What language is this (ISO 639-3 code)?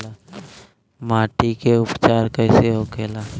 bho